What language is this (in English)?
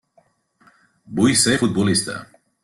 Catalan